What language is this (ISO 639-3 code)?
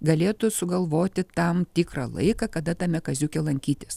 lit